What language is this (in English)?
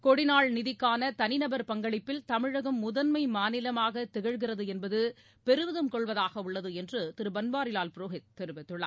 Tamil